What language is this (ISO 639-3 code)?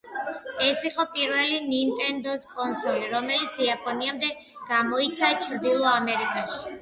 kat